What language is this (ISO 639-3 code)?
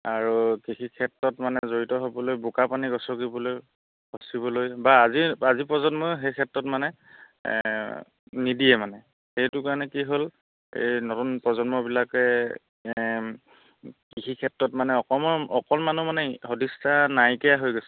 asm